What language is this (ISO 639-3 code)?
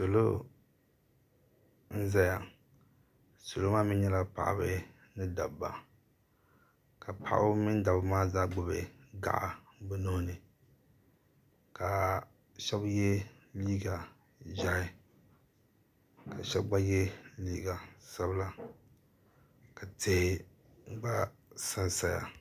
dag